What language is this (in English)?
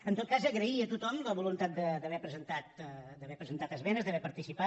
Catalan